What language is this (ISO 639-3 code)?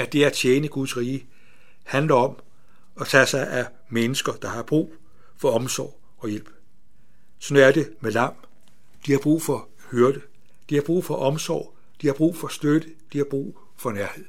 dan